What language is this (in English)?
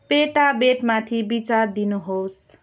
Nepali